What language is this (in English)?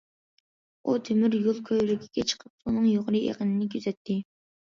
Uyghur